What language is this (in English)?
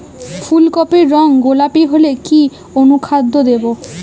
Bangla